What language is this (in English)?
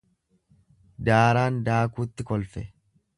Oromo